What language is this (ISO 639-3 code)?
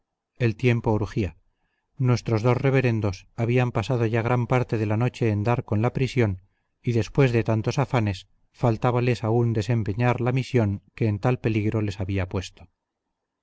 spa